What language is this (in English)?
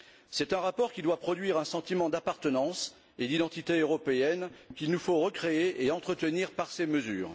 French